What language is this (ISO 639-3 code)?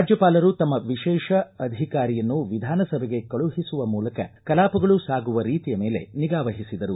kan